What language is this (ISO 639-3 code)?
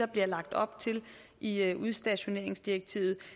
dan